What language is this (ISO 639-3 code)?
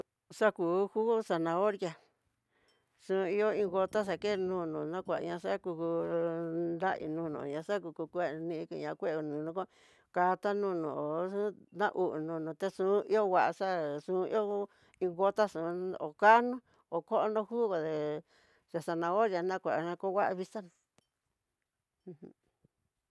mtx